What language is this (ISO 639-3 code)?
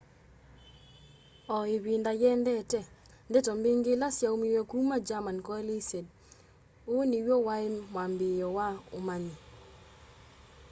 kam